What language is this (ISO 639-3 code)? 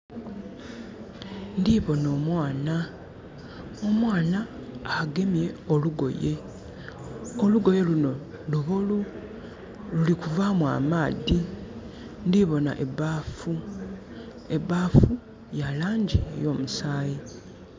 xog